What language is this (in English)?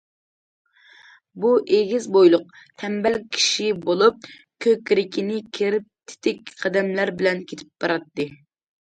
Uyghur